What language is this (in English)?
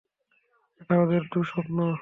Bangla